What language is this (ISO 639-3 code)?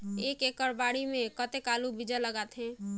hne